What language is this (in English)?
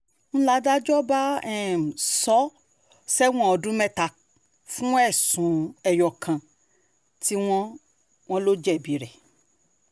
Yoruba